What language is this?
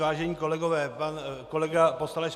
Czech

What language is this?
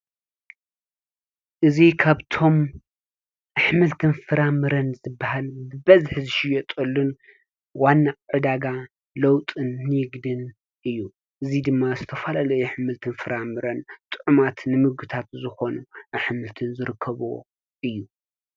Tigrinya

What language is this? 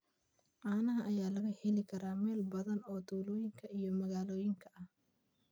Somali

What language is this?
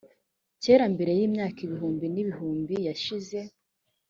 Kinyarwanda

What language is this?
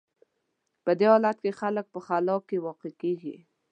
Pashto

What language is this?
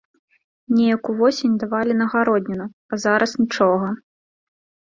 Belarusian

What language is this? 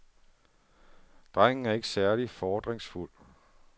Danish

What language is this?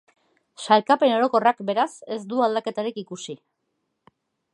Basque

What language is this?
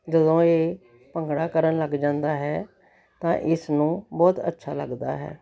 Punjabi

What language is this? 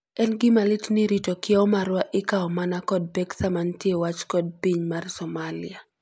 Luo (Kenya and Tanzania)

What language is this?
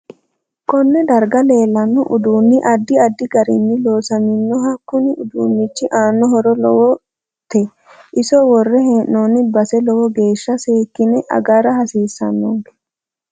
Sidamo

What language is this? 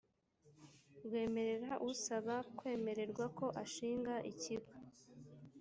Kinyarwanda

